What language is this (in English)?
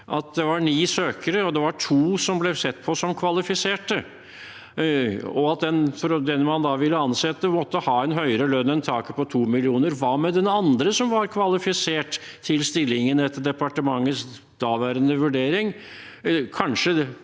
Norwegian